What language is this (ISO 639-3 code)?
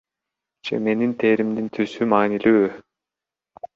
kir